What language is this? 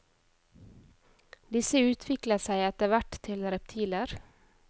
Norwegian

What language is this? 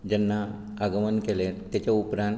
Konkani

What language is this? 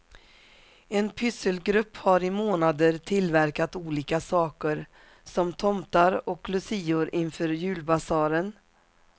Swedish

